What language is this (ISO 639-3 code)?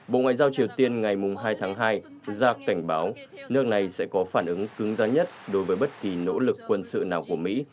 vie